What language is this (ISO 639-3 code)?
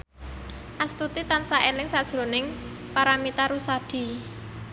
jav